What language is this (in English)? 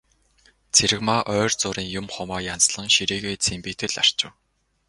Mongolian